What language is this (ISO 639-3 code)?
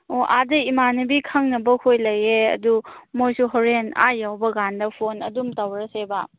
mni